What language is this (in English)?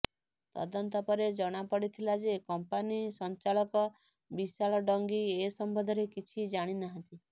Odia